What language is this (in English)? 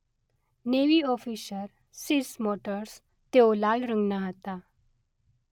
Gujarati